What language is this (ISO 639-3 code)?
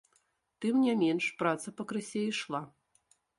bel